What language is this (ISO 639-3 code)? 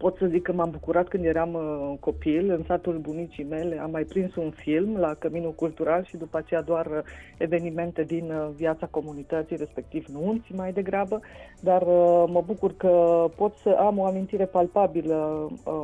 ron